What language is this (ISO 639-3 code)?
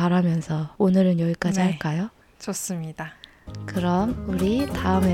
kor